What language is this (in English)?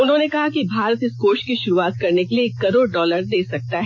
Hindi